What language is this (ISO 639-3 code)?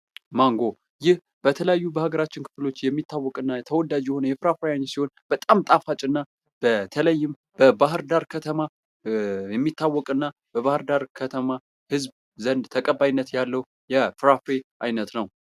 amh